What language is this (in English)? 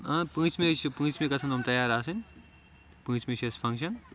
Kashmiri